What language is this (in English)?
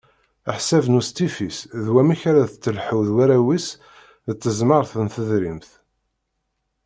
Kabyle